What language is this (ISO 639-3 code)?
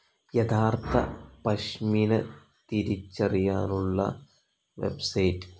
mal